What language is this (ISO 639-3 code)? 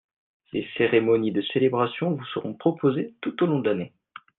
fra